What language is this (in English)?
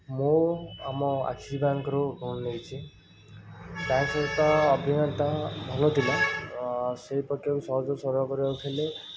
Odia